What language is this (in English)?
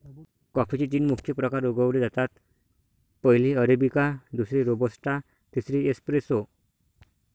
Marathi